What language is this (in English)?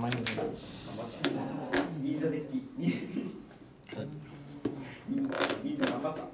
Japanese